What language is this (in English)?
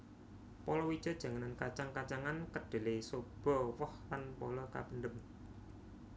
Javanese